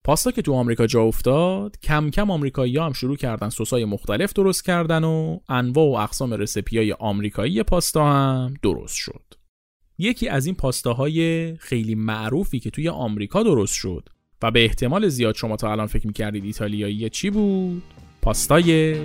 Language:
Persian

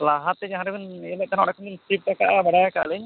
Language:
Santali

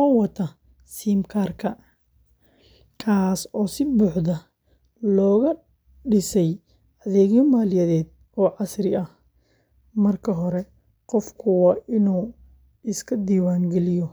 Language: Somali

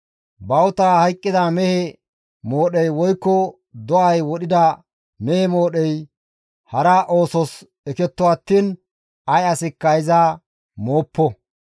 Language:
Gamo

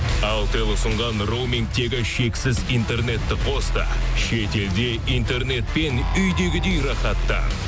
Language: Kazakh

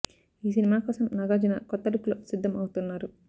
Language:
Telugu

